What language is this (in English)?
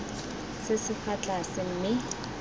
Tswana